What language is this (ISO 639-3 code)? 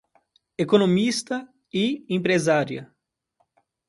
por